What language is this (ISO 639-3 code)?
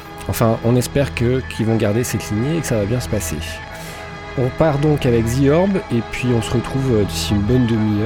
fra